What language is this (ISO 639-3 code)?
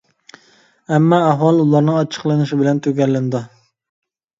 uig